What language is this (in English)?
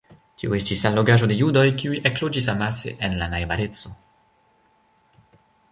Esperanto